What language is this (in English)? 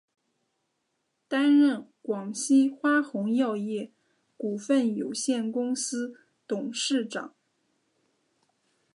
Chinese